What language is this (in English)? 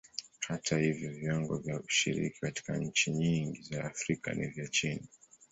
Swahili